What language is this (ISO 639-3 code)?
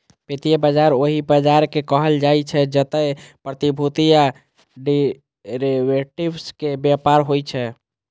mai